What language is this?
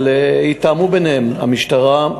Hebrew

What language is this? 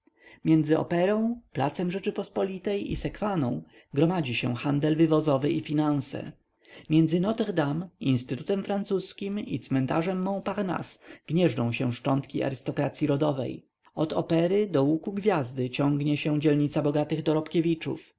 Polish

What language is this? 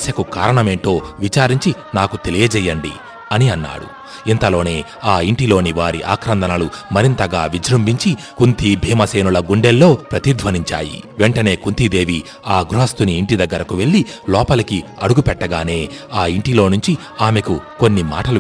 Telugu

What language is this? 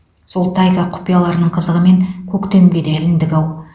Kazakh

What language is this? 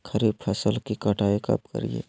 Magahi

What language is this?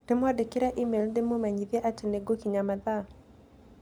Kikuyu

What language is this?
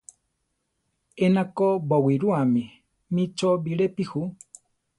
Central Tarahumara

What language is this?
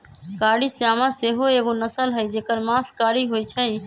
Magahi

